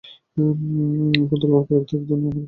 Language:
Bangla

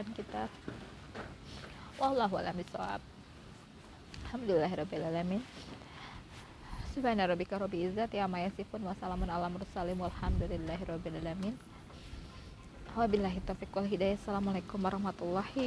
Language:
Indonesian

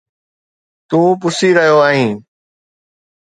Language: Sindhi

